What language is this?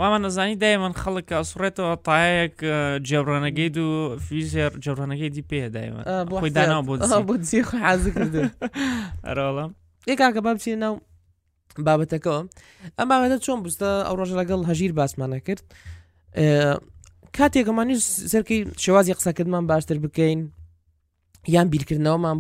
Arabic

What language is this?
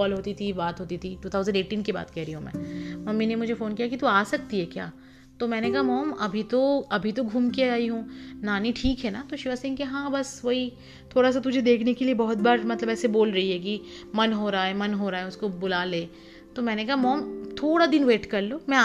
Hindi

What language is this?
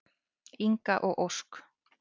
Icelandic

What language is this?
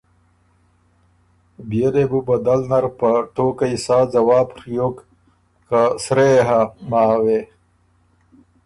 Ormuri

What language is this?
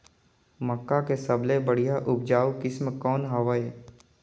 Chhattisgarhi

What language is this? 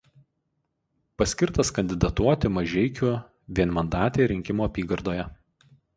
Lithuanian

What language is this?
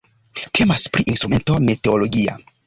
Esperanto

